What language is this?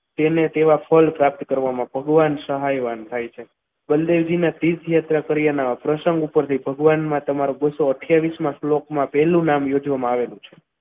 Gujarati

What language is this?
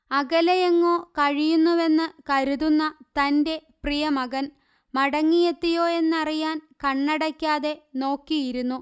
Malayalam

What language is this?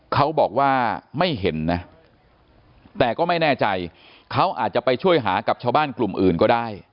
Thai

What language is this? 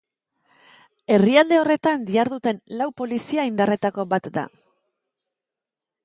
Basque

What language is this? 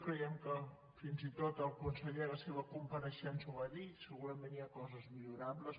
Catalan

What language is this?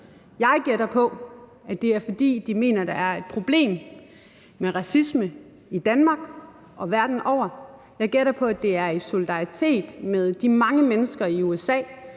Danish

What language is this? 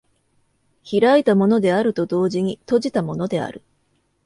Japanese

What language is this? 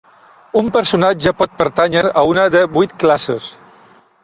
Catalan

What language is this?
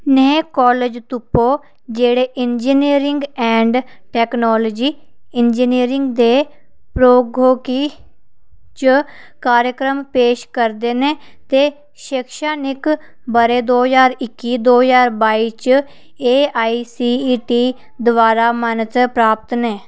Dogri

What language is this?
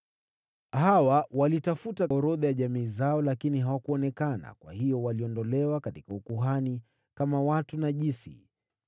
Swahili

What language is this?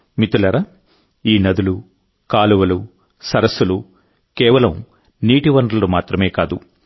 Telugu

